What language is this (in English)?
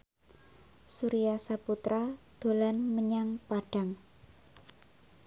Javanese